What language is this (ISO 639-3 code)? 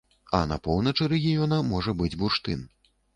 bel